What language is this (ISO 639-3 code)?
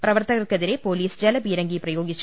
mal